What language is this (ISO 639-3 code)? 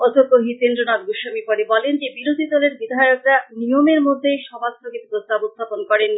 ben